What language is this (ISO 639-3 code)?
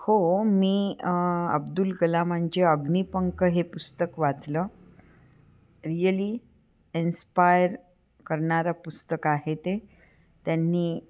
mar